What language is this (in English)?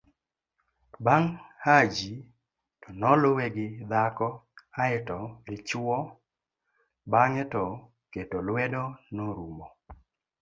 Luo (Kenya and Tanzania)